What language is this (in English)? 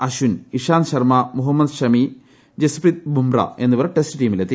Malayalam